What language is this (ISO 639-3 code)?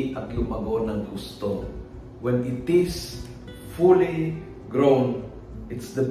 fil